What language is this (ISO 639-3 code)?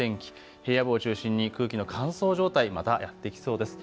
jpn